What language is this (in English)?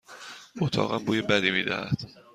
Persian